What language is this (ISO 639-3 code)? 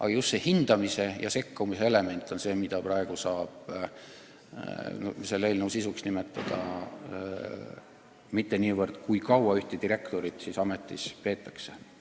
est